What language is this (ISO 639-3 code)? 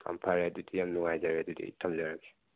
mni